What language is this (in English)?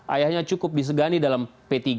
Indonesian